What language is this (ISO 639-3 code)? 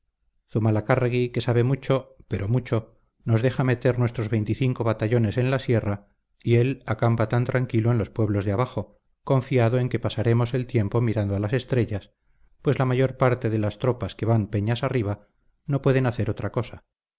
spa